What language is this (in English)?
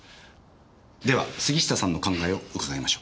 Japanese